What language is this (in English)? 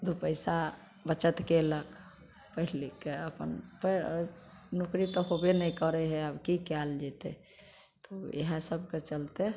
Maithili